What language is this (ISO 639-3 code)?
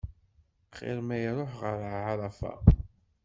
kab